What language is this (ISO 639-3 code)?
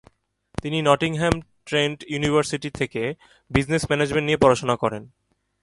ben